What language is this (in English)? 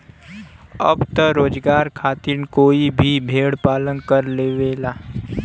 Bhojpuri